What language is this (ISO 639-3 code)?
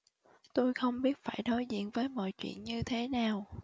vie